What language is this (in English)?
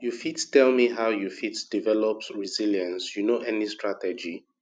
Nigerian Pidgin